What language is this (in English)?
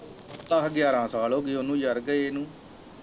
Punjabi